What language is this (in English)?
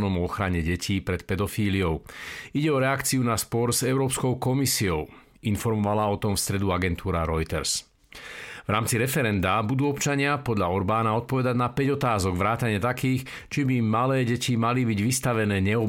Slovak